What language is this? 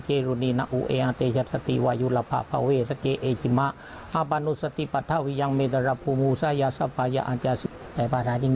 Thai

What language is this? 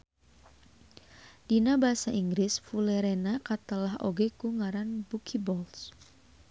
Sundanese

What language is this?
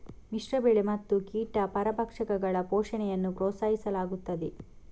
Kannada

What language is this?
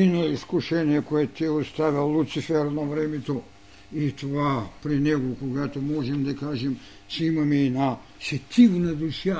Bulgarian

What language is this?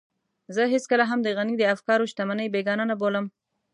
Pashto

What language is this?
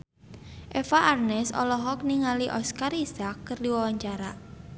Sundanese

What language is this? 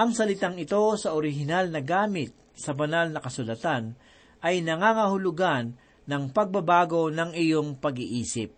Filipino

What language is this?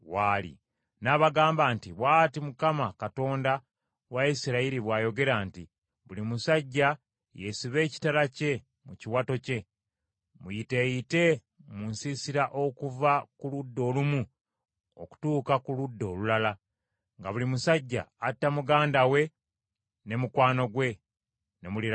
Ganda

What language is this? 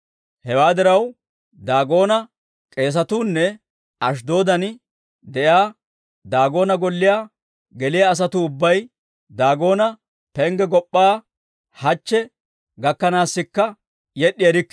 Dawro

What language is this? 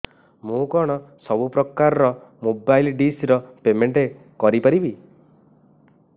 Odia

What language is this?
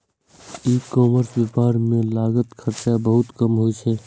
Maithili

